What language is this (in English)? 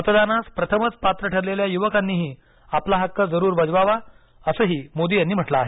Marathi